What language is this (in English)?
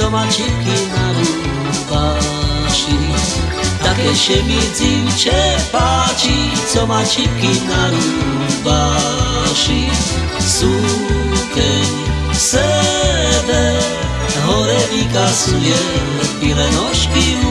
Slovak